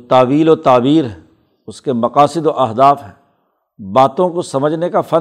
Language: Urdu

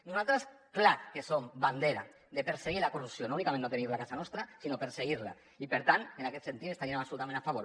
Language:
Catalan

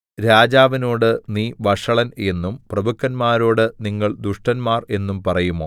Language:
Malayalam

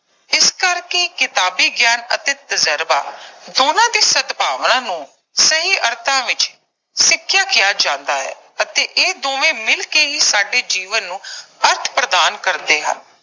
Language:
Punjabi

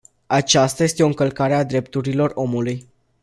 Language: Romanian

